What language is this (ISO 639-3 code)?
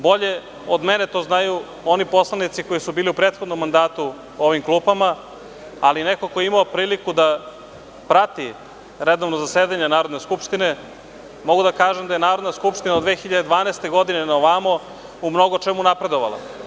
srp